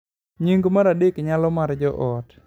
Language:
Luo (Kenya and Tanzania)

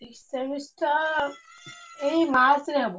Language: Odia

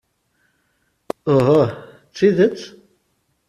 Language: Kabyle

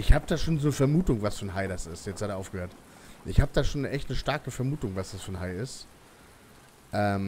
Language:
German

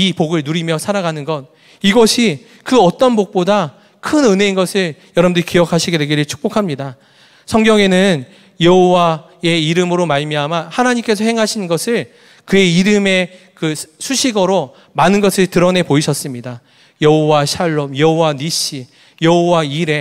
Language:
Korean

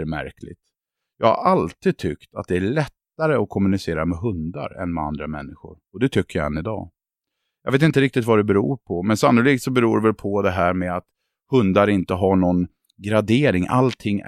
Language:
Swedish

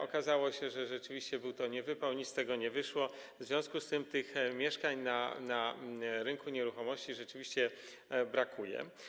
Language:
Polish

